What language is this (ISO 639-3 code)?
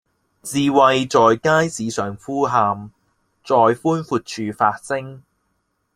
yue